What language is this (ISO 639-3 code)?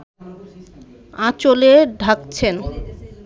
ben